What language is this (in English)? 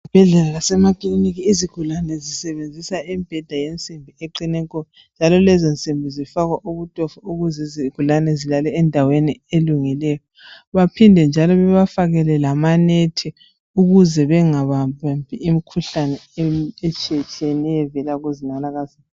North Ndebele